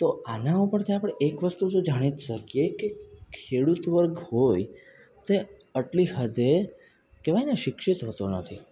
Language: Gujarati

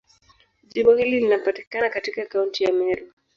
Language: Swahili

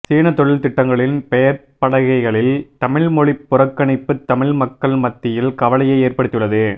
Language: Tamil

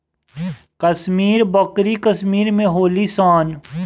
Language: Bhojpuri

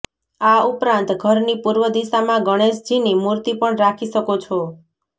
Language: Gujarati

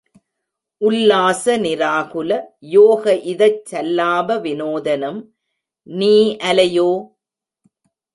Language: Tamil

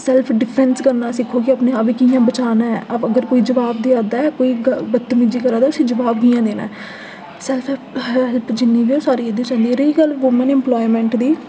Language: Dogri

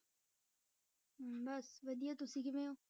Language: Punjabi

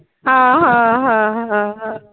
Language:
Marathi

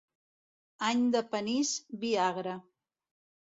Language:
Catalan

